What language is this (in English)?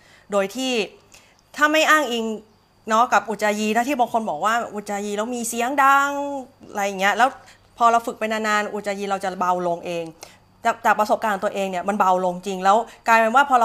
Thai